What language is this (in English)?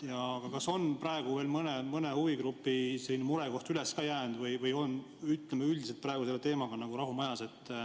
Estonian